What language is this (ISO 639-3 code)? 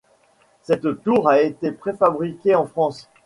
fra